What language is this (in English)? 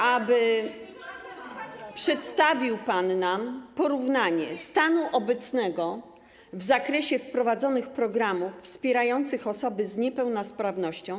Polish